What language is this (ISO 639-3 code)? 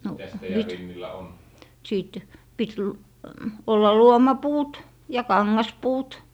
fin